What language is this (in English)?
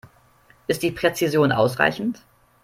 German